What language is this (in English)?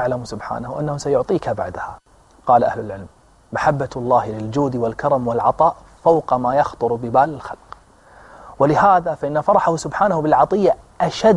Arabic